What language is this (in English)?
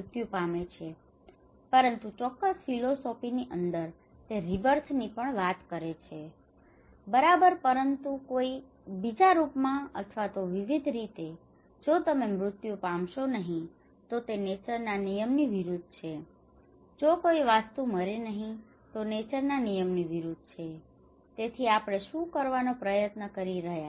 Gujarati